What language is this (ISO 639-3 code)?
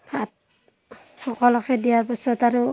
asm